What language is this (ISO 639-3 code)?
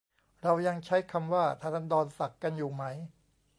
tha